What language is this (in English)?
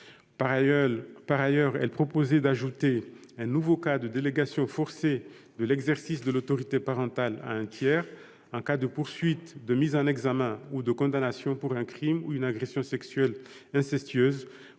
French